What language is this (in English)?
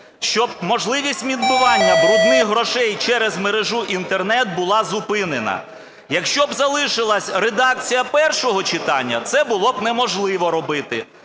Ukrainian